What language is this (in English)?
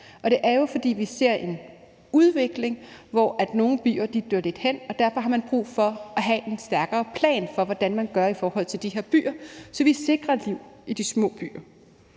Danish